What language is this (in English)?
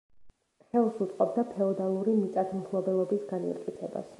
Georgian